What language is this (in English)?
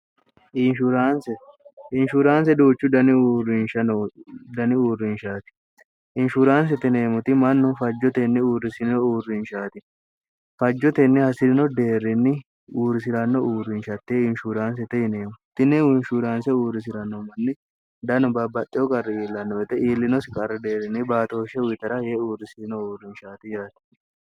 Sidamo